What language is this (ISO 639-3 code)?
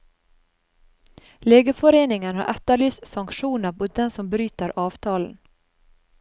nor